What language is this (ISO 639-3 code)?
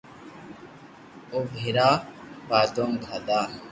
lrk